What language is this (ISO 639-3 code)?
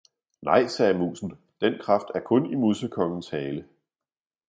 dan